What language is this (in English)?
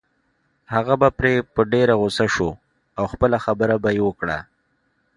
Pashto